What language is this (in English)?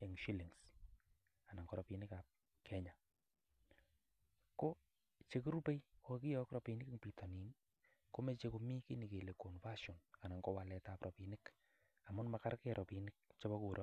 Kalenjin